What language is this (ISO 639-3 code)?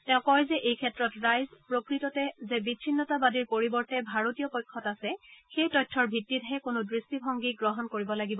asm